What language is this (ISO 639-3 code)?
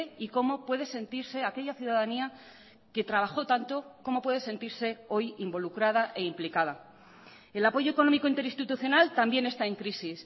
spa